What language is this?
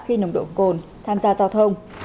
Vietnamese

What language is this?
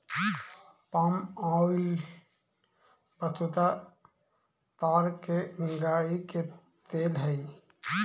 Magahi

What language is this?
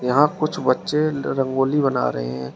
Hindi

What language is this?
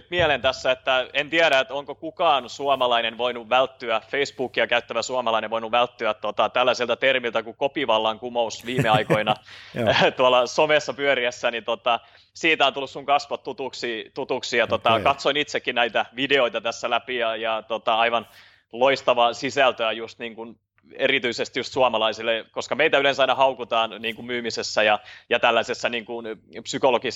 Finnish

